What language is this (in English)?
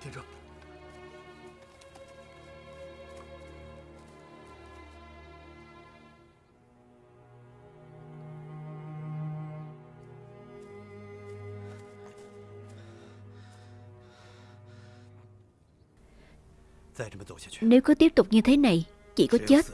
Vietnamese